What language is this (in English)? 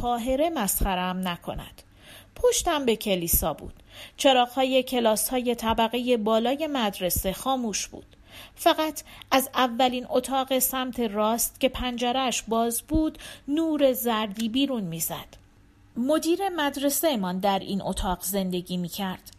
Persian